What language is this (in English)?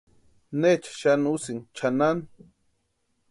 Western Highland Purepecha